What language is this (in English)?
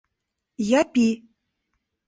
Mari